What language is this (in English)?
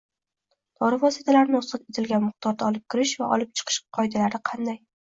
Uzbek